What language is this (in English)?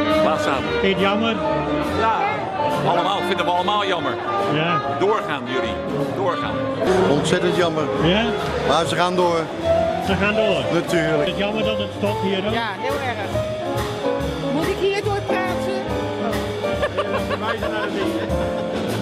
Dutch